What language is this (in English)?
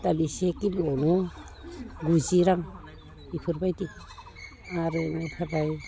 Bodo